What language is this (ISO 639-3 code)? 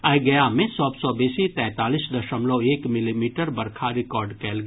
mai